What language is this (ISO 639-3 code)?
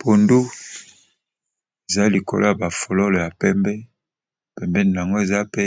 lin